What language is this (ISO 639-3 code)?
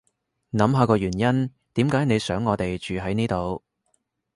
yue